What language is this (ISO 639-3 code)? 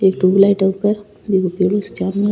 raj